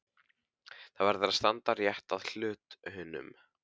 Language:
Icelandic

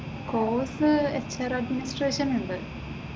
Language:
Malayalam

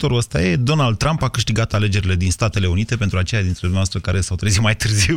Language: Romanian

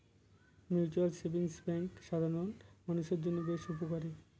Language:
Bangla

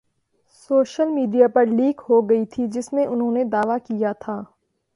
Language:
Urdu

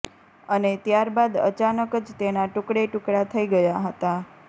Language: Gujarati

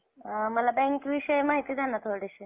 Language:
Marathi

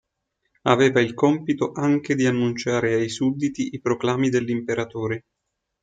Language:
Italian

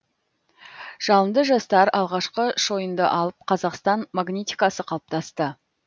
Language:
Kazakh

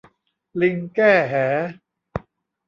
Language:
Thai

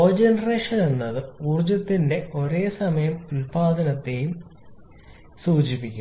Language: Malayalam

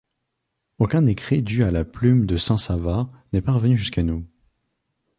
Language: French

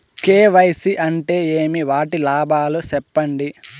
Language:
Telugu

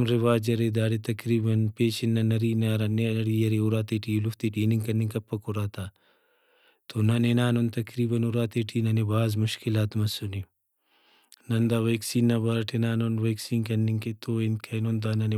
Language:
Brahui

